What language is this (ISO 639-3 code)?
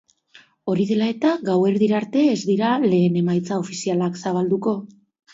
eus